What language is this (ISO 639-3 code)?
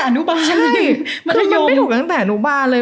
tha